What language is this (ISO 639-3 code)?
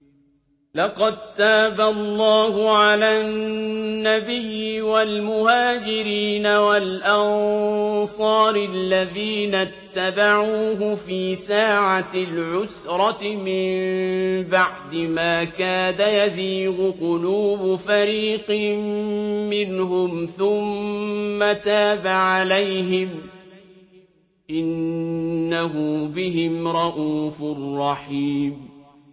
ara